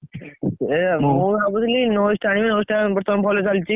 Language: Odia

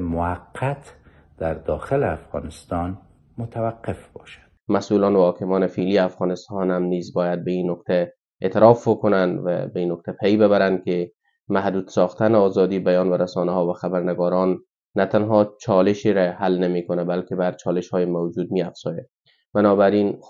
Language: Persian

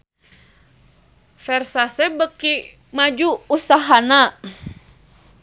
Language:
Sundanese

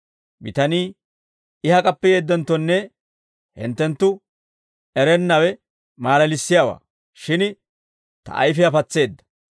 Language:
Dawro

